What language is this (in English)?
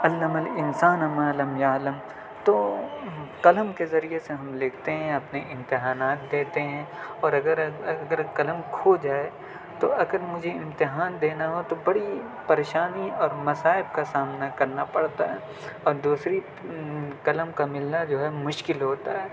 Urdu